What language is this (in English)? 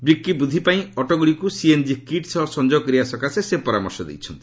Odia